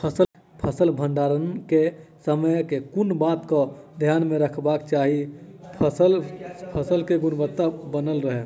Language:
Maithili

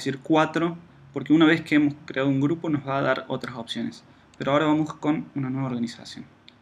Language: Spanish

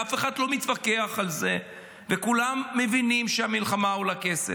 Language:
Hebrew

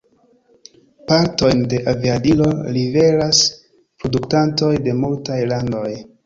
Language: Esperanto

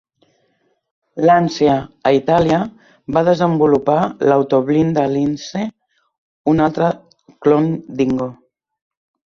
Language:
Catalan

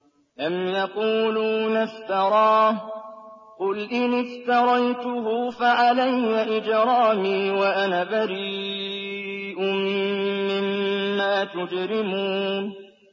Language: Arabic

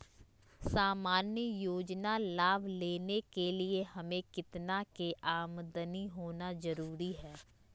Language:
Magahi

